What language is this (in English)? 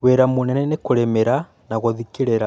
Kikuyu